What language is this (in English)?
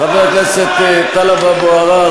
Hebrew